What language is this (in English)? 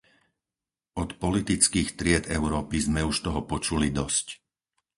Slovak